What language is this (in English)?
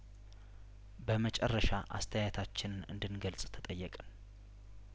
Amharic